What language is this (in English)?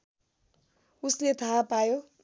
Nepali